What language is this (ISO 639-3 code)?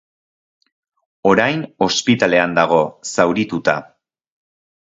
eus